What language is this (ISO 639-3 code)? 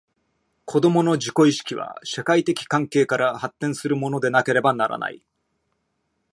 jpn